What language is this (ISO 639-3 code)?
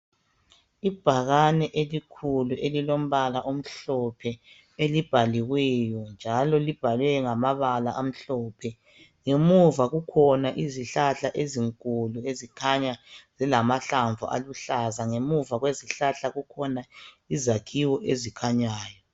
nde